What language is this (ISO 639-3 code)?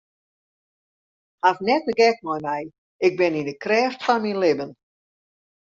fry